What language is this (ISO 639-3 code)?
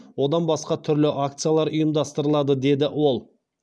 kaz